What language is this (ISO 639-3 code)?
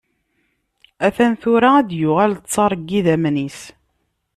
kab